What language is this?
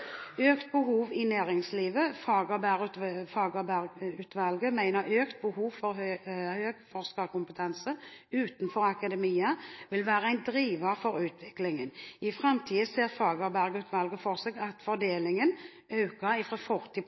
Norwegian Bokmål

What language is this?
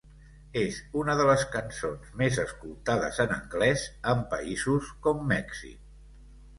Catalan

